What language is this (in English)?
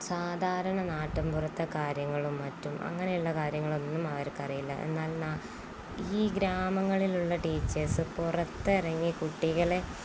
Malayalam